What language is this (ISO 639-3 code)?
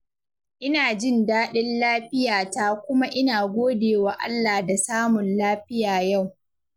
hau